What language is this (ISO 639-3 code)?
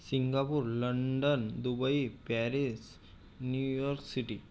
mar